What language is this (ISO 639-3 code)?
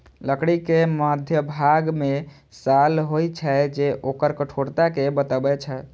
mai